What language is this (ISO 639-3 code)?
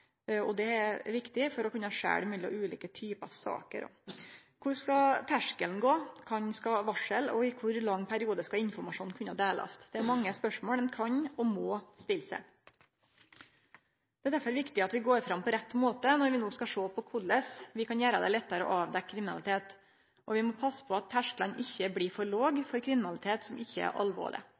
nno